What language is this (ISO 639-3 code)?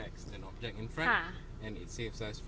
tha